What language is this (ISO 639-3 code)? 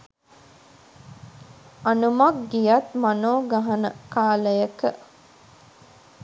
sin